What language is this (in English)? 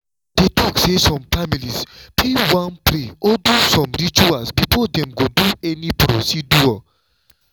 Nigerian Pidgin